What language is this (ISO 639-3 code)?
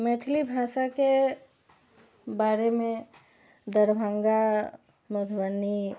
mai